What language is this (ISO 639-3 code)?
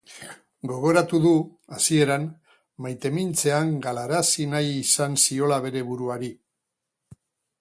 eus